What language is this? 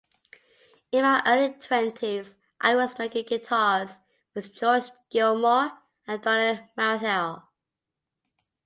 English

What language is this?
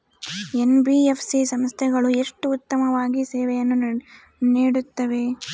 Kannada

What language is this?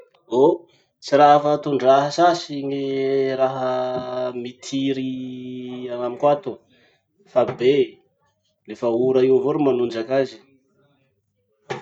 Masikoro Malagasy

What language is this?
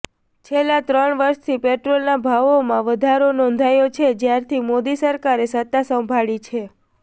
Gujarati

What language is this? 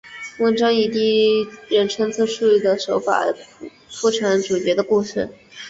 Chinese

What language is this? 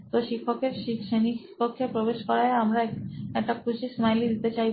Bangla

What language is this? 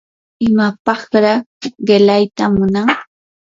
Yanahuanca Pasco Quechua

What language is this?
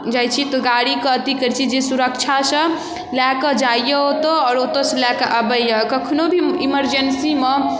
Maithili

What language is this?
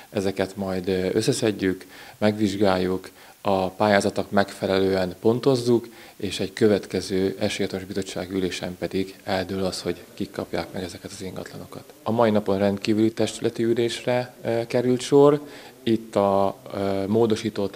Hungarian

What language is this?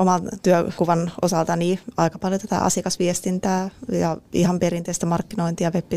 Finnish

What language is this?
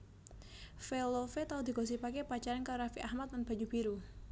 Javanese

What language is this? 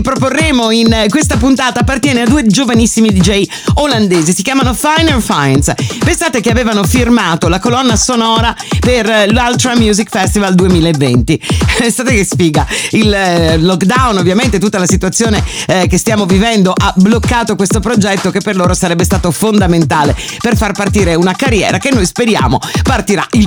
Italian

